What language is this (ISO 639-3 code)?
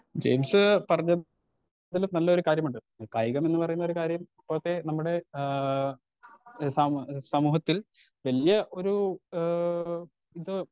mal